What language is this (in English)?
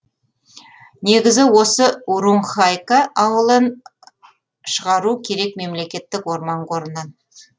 Kazakh